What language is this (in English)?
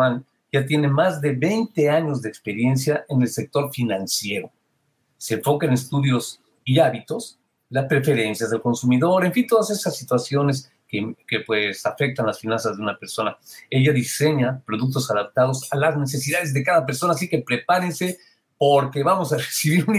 Spanish